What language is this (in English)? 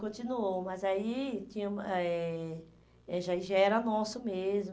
Portuguese